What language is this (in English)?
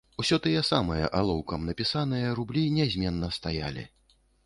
Belarusian